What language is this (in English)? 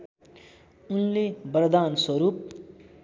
Nepali